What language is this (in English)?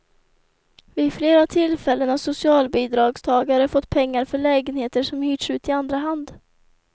Swedish